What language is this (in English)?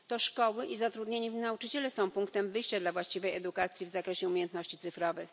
Polish